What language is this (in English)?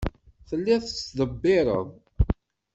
Kabyle